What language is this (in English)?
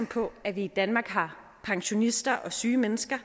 Danish